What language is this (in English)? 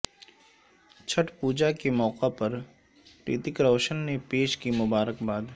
Urdu